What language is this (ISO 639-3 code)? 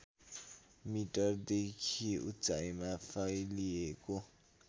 nep